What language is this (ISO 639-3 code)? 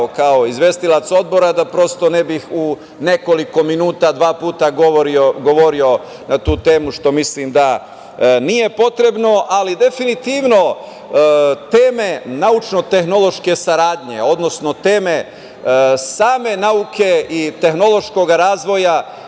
srp